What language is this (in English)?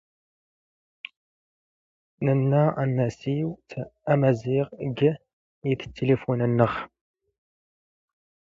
Standard Moroccan Tamazight